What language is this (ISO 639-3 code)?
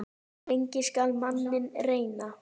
isl